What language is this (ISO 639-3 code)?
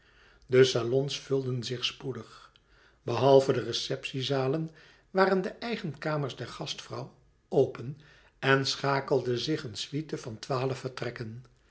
nld